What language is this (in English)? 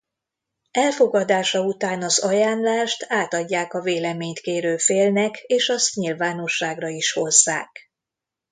Hungarian